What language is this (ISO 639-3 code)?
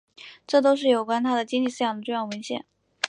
zho